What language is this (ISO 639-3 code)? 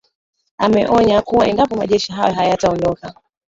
swa